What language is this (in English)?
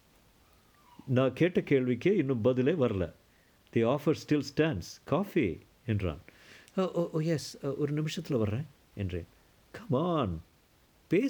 Tamil